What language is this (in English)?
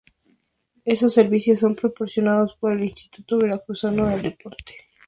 Spanish